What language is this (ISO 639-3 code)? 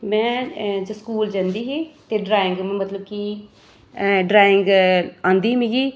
doi